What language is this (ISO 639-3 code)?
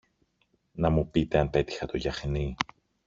ell